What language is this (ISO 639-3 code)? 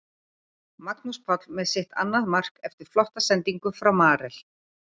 isl